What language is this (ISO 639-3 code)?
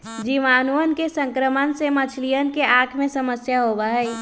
mag